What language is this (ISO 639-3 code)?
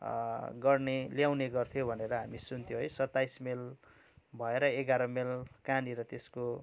nep